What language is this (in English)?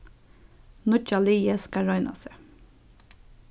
Faroese